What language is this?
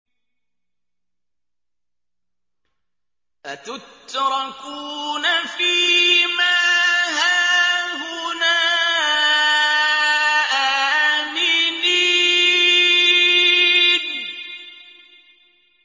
Arabic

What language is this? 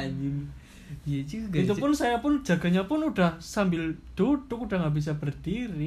Indonesian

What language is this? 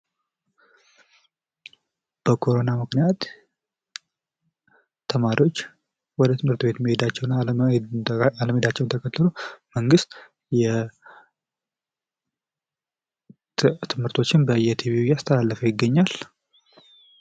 Amharic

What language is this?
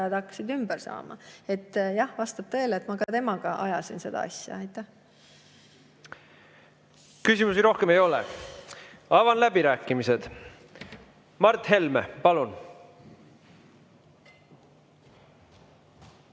Estonian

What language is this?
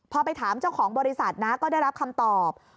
Thai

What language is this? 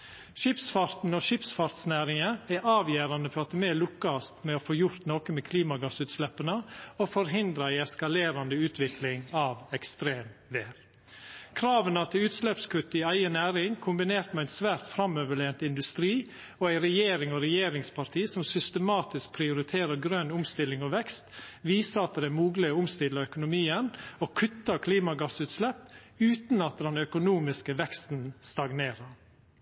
Norwegian Nynorsk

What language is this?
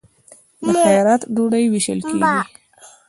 Pashto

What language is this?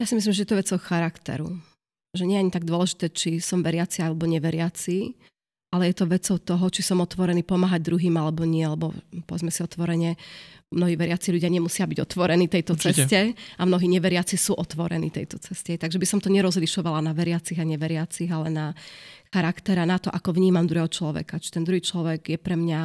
Slovak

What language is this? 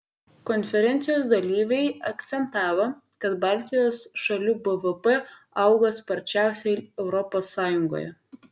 Lithuanian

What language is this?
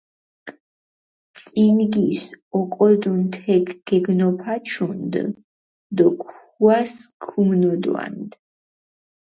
Mingrelian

